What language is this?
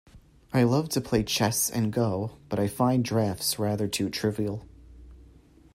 English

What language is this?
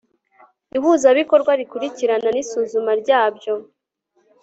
Kinyarwanda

